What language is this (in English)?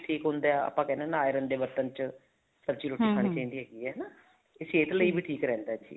Punjabi